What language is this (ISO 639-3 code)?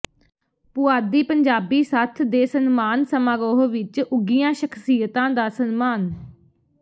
pan